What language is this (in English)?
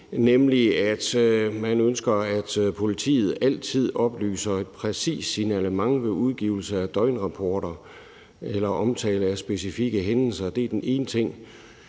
Danish